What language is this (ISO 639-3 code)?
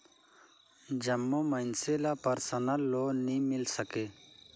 hne